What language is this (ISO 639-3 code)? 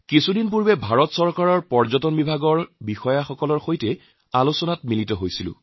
asm